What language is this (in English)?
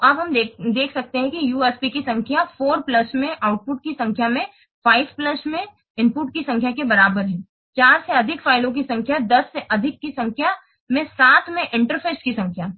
Hindi